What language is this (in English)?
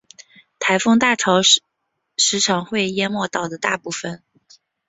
Chinese